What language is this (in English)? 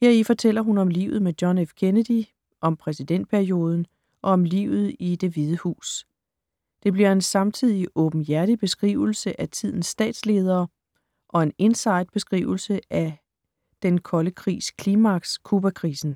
Danish